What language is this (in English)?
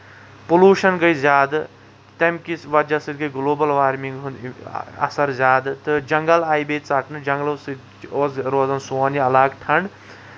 Kashmiri